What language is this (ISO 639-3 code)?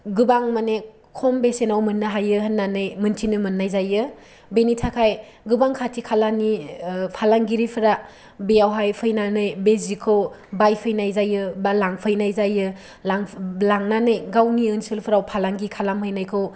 brx